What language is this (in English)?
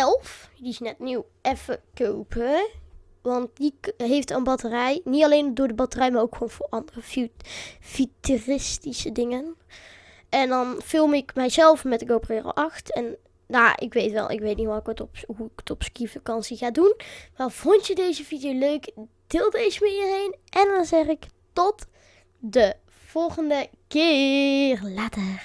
Dutch